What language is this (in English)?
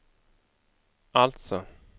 Swedish